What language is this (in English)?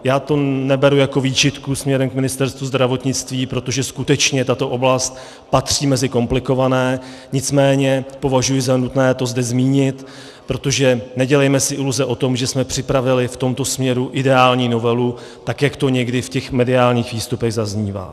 Czech